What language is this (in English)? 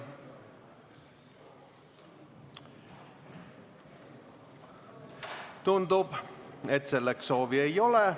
Estonian